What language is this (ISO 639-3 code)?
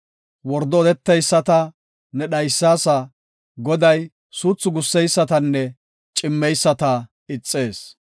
gof